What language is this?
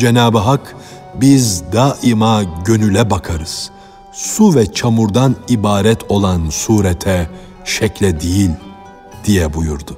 Turkish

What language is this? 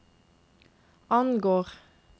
Norwegian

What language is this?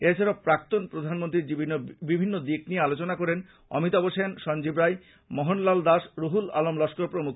Bangla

